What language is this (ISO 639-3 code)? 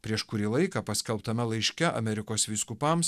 lit